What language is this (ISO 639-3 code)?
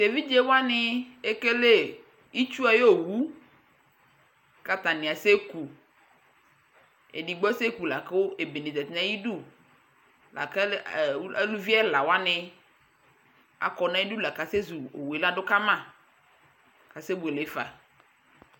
kpo